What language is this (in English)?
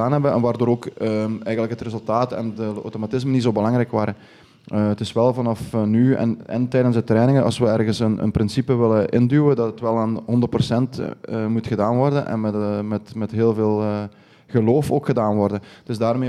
Dutch